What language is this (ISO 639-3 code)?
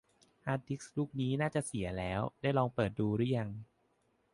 tha